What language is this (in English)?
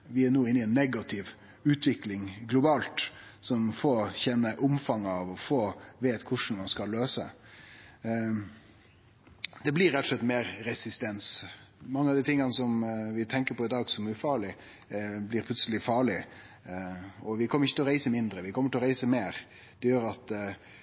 Norwegian Nynorsk